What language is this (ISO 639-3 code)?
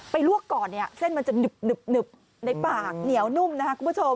tha